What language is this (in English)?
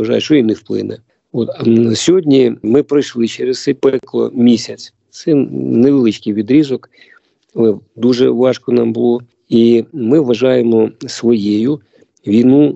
Ukrainian